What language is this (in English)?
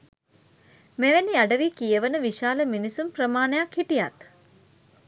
Sinhala